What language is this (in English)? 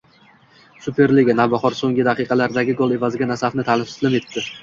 Uzbek